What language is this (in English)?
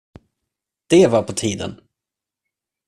Swedish